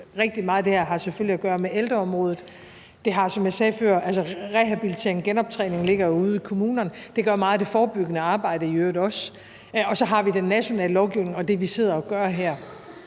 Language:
Danish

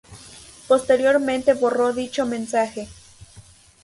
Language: Spanish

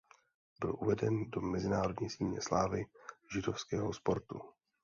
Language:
Czech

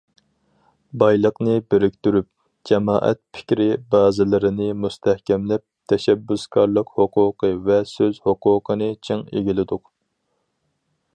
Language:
Uyghur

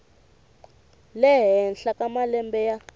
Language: Tsonga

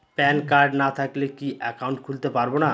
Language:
Bangla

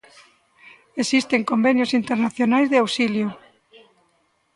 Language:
Galician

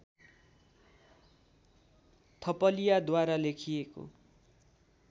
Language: Nepali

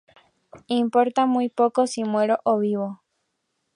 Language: Spanish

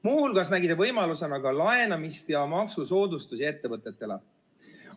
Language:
Estonian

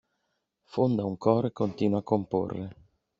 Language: Italian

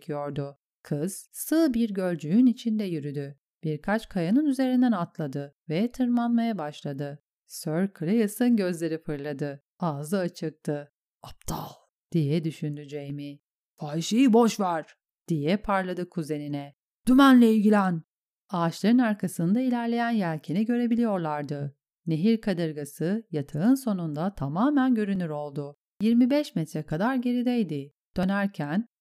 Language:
Turkish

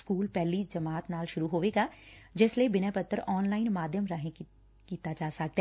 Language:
Punjabi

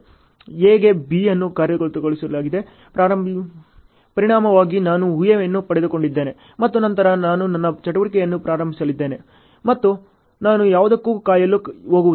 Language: Kannada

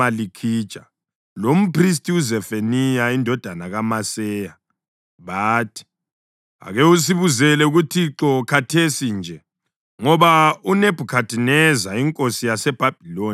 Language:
North Ndebele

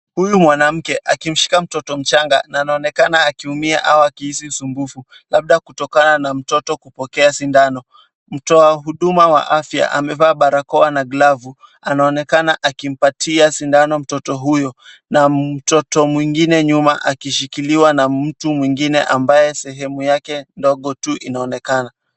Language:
Swahili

